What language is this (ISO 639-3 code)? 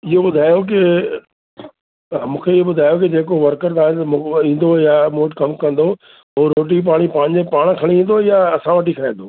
snd